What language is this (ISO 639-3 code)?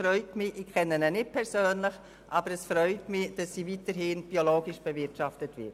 gsw